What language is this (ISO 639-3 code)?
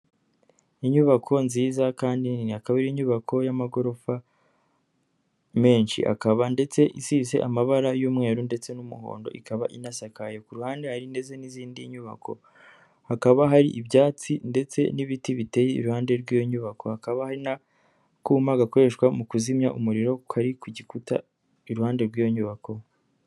kin